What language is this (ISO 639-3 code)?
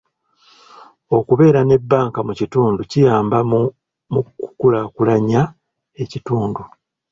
lug